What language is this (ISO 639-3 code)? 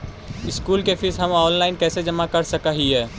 mag